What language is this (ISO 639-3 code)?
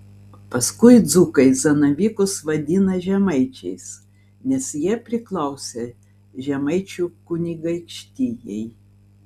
lit